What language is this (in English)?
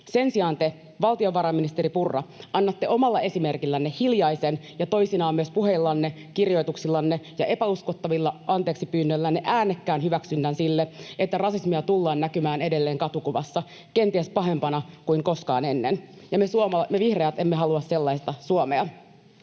Finnish